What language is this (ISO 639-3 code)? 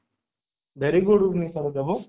ori